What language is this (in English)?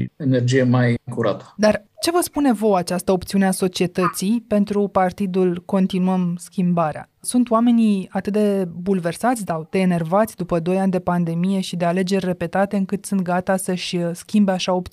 Romanian